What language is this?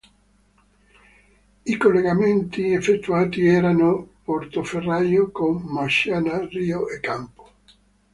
Italian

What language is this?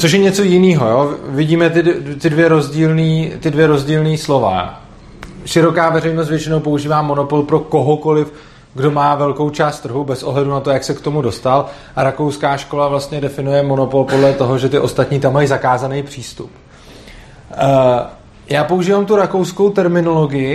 Czech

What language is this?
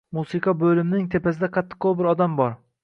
Uzbek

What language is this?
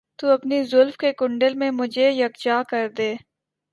Urdu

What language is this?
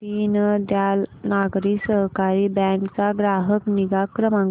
Marathi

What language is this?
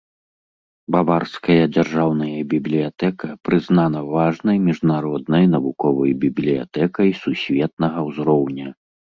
Belarusian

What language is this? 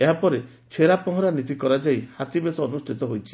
Odia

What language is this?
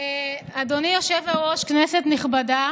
Hebrew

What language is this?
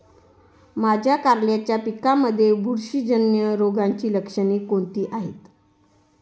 Marathi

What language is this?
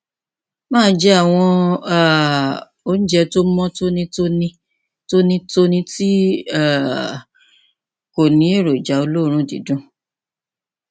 Yoruba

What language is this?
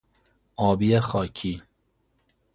Persian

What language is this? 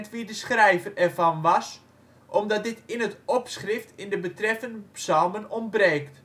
Dutch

